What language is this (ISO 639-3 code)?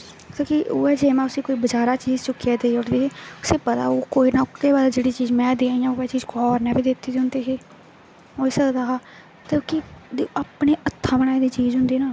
doi